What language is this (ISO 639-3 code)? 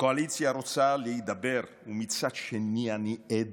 heb